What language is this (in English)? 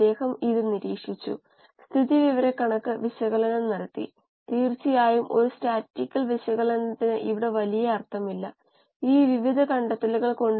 Malayalam